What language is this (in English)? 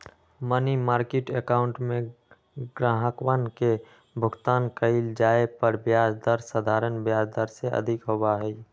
Magahi